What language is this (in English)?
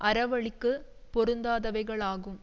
Tamil